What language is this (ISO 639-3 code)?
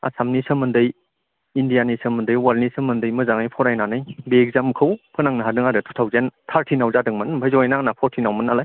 brx